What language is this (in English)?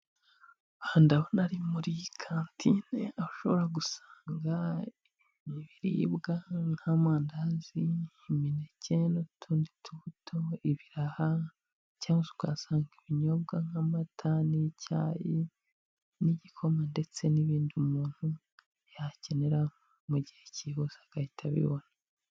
Kinyarwanda